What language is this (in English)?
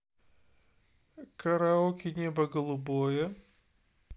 Russian